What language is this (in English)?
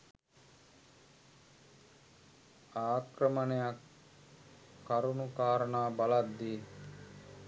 Sinhala